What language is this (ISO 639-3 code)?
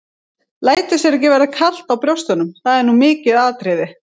isl